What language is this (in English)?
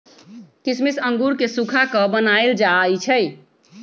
Magahi